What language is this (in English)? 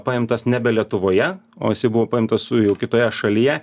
Lithuanian